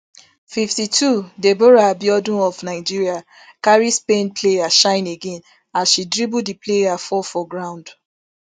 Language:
Nigerian Pidgin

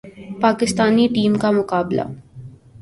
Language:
Urdu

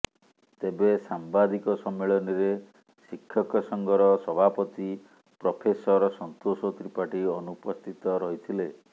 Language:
Odia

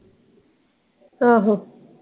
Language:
Punjabi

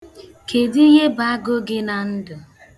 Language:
Igbo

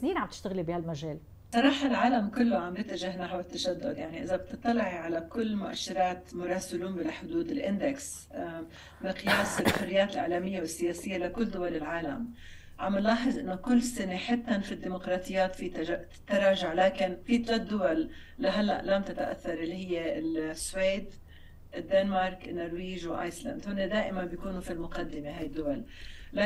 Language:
Arabic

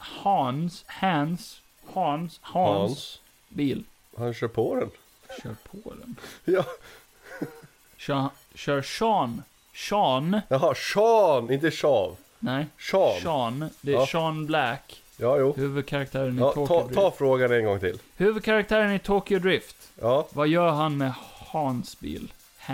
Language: Swedish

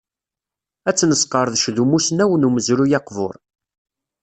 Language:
Kabyle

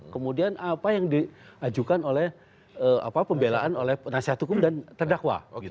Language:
Indonesian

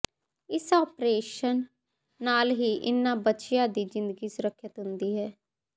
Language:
Punjabi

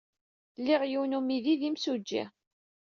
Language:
Kabyle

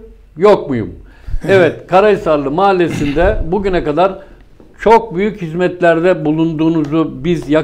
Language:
Turkish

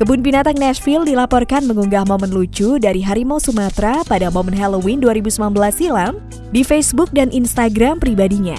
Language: Indonesian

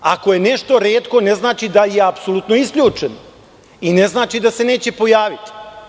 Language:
Serbian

